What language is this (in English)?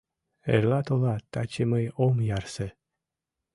Mari